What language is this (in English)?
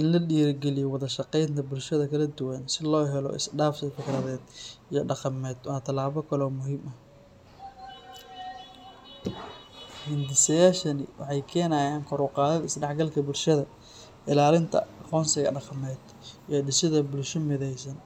Somali